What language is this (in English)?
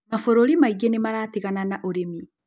Kikuyu